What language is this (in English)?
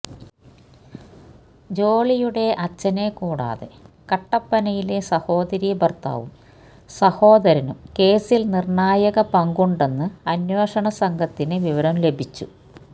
Malayalam